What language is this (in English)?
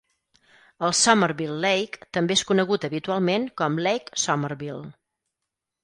Catalan